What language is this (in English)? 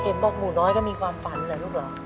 Thai